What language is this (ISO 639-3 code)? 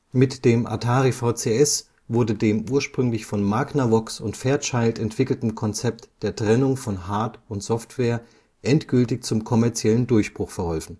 deu